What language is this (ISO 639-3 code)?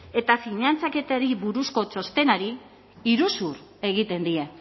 eus